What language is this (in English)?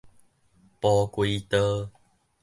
Min Nan Chinese